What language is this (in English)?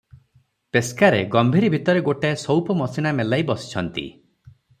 Odia